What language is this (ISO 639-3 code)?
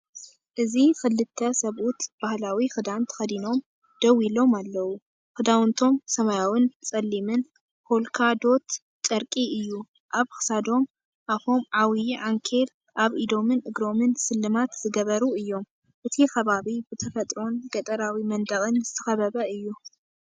tir